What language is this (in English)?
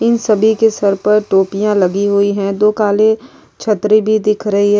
Hindi